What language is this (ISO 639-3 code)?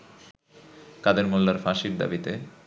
ben